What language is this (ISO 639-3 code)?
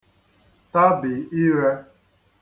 ibo